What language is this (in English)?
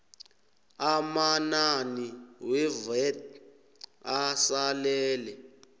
South Ndebele